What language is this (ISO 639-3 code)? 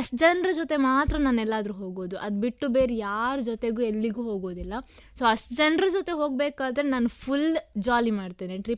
kan